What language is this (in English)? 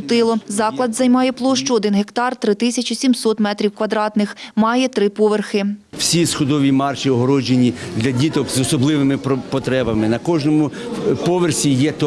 Ukrainian